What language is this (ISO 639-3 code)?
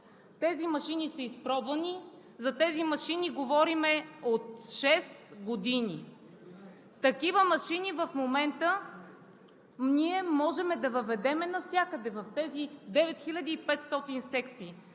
bul